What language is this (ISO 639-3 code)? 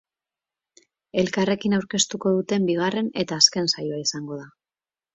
eus